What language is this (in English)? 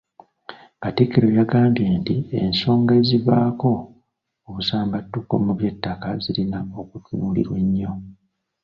Ganda